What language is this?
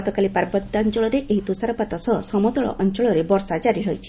Odia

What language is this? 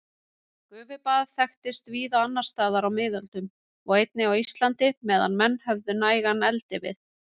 Icelandic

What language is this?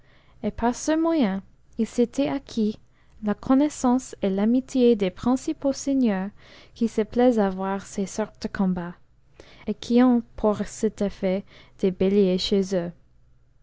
French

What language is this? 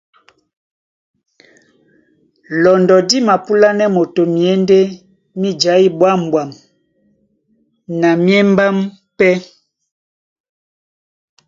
Duala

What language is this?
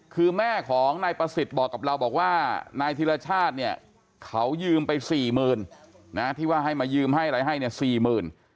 Thai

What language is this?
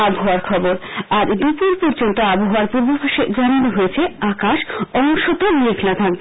Bangla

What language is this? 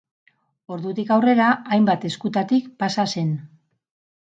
Basque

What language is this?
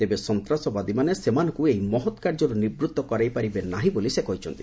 Odia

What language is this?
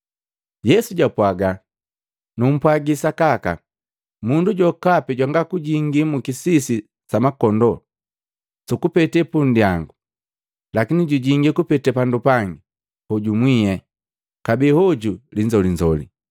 Matengo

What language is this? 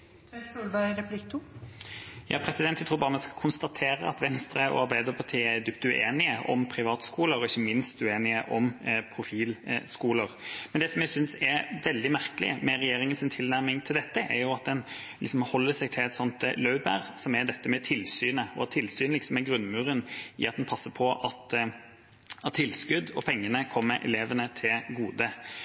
Norwegian Bokmål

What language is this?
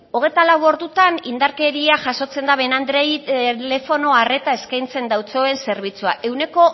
Basque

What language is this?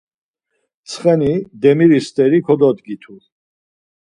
Laz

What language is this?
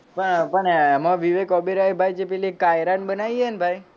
Gujarati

